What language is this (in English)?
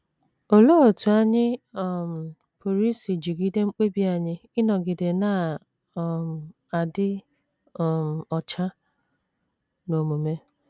Igbo